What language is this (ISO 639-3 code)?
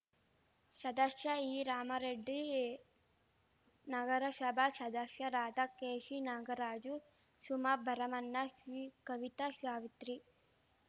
kan